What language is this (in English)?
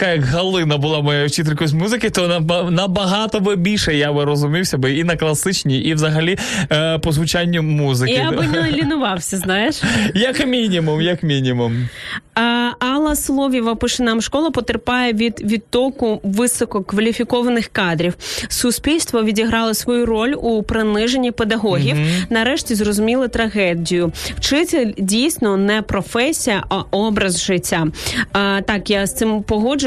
Ukrainian